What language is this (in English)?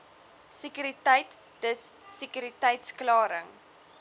Afrikaans